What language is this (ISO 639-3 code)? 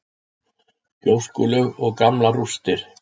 isl